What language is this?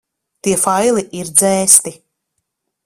Latvian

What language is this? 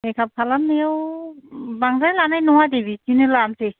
Bodo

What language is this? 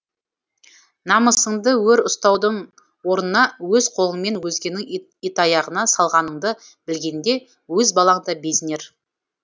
Kazakh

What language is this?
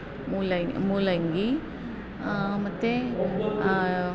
Kannada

